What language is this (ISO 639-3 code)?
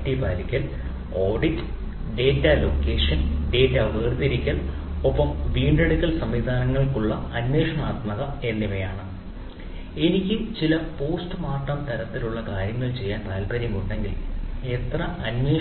mal